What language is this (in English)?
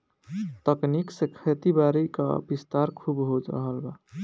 Bhojpuri